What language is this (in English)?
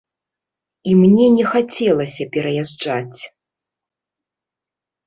Belarusian